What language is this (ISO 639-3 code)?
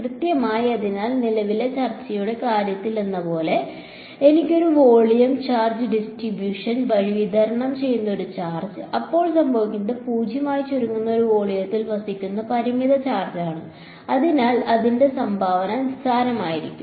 mal